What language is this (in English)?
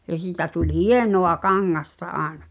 Finnish